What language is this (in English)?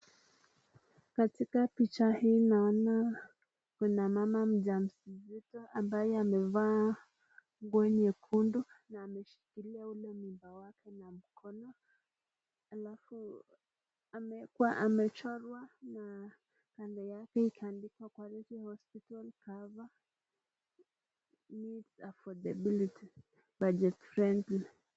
Swahili